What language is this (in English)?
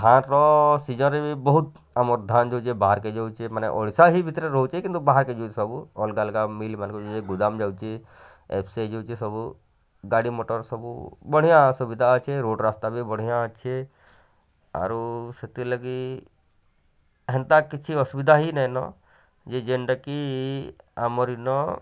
Odia